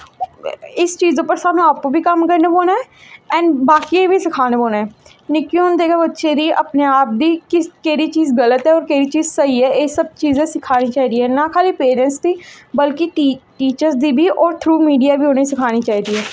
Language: Dogri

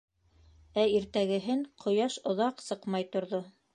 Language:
Bashkir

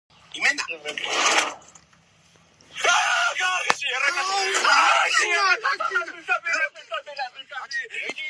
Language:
Georgian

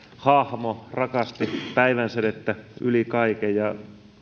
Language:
Finnish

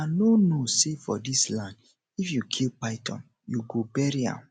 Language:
Nigerian Pidgin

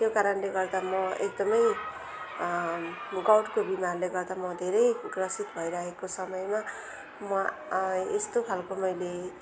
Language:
Nepali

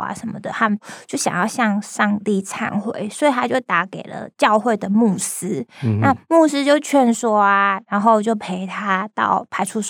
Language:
Chinese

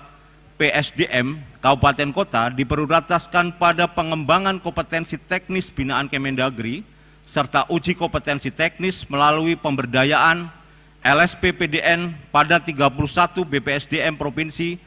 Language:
Indonesian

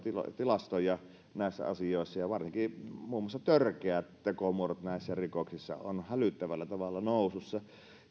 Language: Finnish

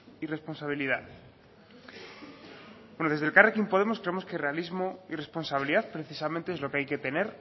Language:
Spanish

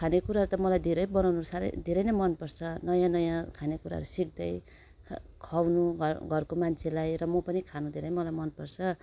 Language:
Nepali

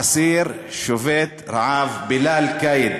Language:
Hebrew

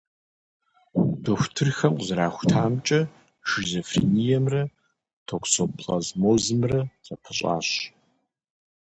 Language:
Kabardian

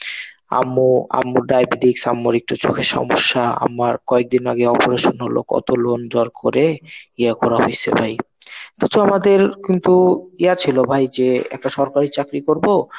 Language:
Bangla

